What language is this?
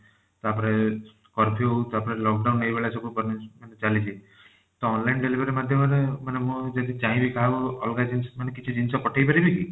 Odia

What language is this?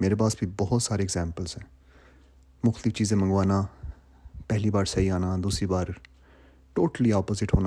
Urdu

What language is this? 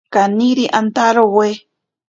Ashéninka Perené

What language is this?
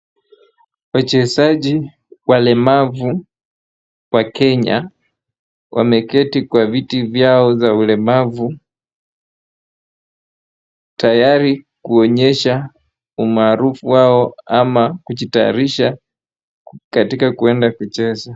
Swahili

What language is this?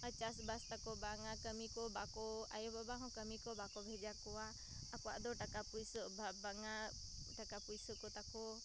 Santali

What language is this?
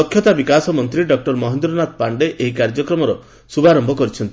Odia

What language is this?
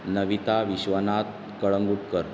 Konkani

